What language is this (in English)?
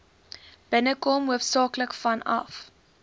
Afrikaans